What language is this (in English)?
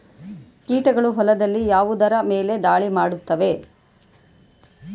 Kannada